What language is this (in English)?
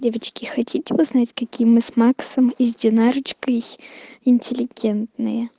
Russian